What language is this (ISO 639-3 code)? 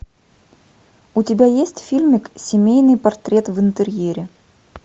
rus